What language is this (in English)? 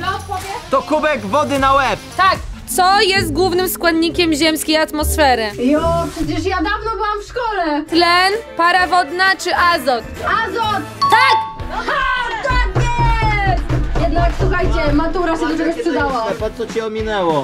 Polish